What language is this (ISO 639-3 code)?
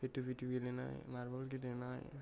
brx